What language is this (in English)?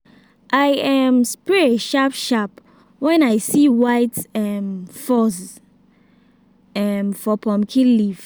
Nigerian Pidgin